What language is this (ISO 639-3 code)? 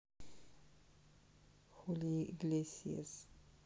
rus